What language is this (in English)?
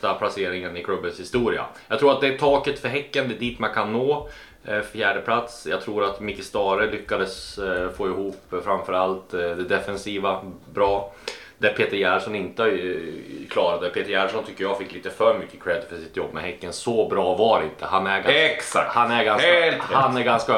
Swedish